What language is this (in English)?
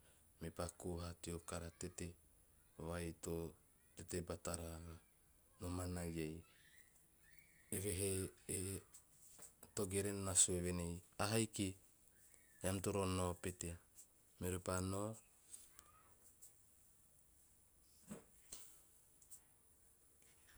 Teop